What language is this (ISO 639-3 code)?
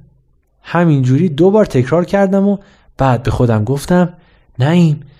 fas